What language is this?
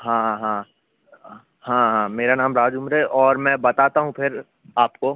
Hindi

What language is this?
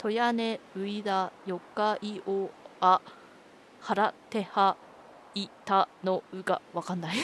Japanese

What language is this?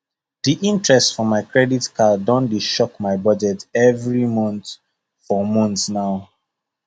Nigerian Pidgin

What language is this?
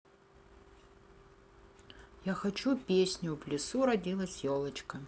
Russian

